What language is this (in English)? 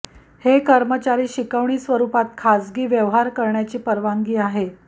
Marathi